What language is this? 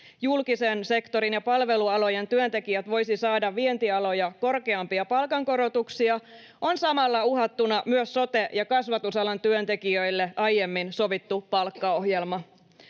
Finnish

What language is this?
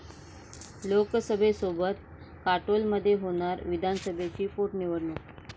Marathi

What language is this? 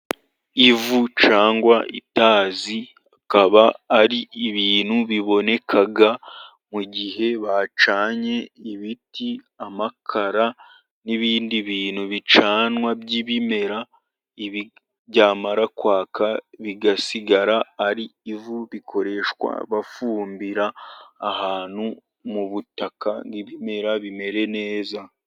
Kinyarwanda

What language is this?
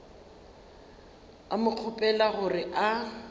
Northern Sotho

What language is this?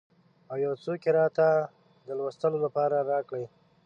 Pashto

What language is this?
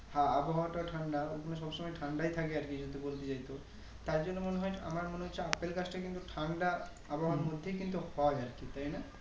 Bangla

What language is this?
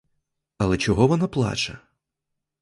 Ukrainian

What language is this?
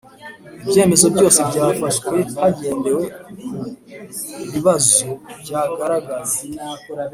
Kinyarwanda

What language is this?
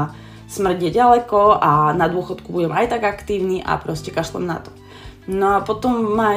Slovak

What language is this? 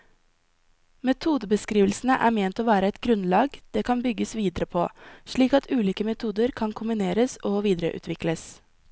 Norwegian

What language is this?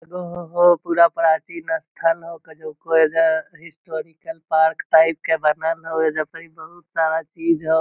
Magahi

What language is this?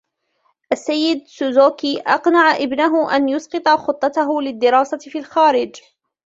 Arabic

